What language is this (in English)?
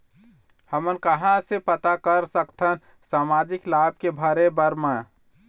Chhattisgarhi